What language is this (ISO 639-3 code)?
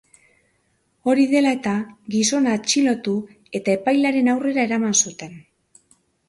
eus